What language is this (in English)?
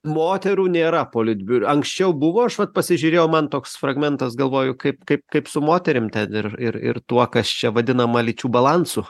Lithuanian